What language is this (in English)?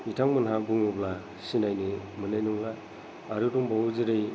Bodo